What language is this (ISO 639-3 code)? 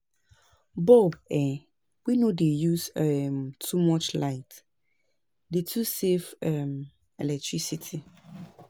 pcm